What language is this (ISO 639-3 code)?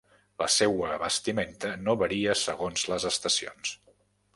cat